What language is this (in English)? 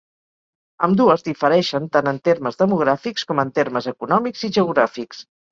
Catalan